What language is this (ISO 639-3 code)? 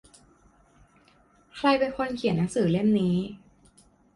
tha